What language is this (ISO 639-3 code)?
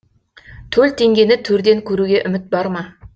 kaz